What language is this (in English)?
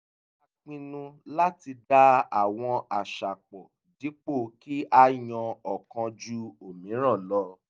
Yoruba